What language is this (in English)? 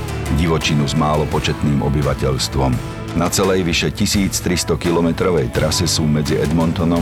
Slovak